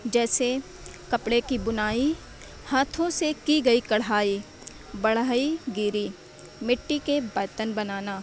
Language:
Urdu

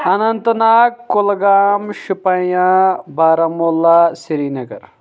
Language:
Kashmiri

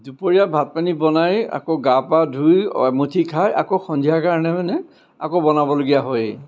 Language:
Assamese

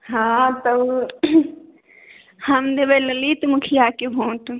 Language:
Maithili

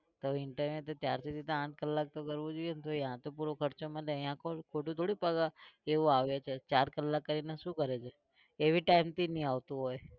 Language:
Gujarati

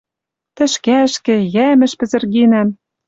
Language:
Western Mari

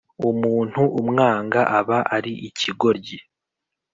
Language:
Kinyarwanda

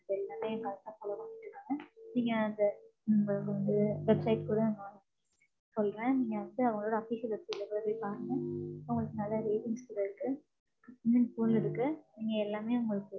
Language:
Tamil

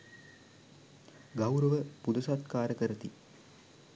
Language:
Sinhala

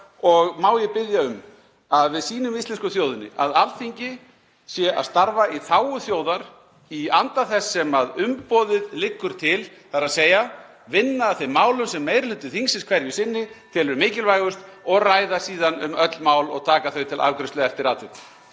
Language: Icelandic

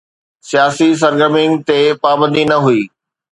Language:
Sindhi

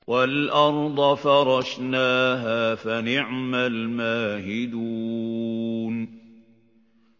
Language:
Arabic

